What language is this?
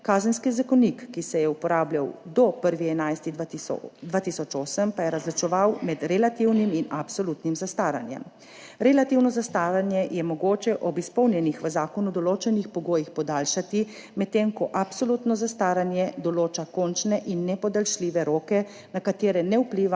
Slovenian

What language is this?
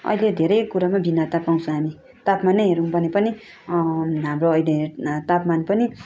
Nepali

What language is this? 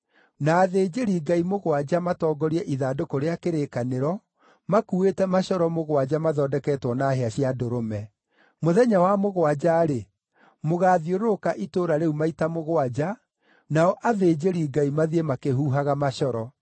Kikuyu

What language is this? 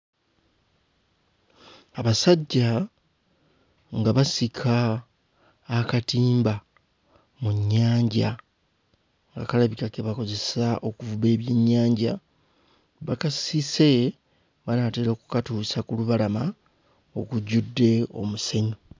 Ganda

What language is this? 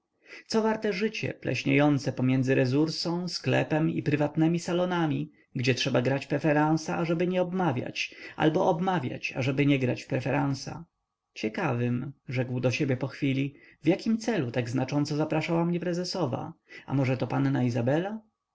Polish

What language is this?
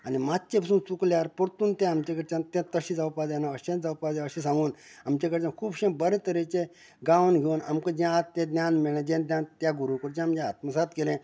Konkani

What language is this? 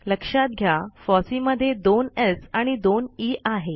Marathi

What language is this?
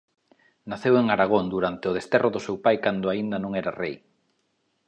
Galician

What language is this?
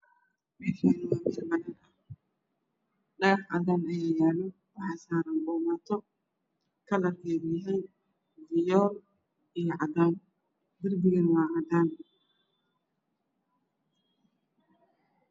Somali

